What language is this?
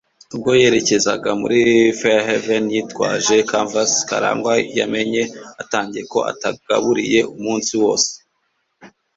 Kinyarwanda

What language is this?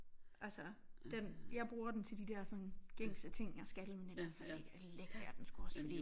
Danish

